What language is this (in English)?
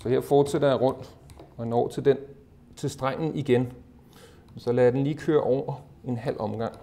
Danish